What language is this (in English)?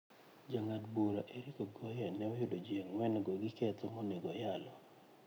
Luo (Kenya and Tanzania)